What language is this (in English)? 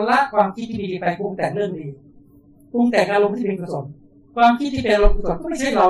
Thai